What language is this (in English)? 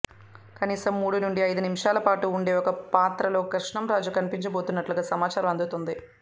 Telugu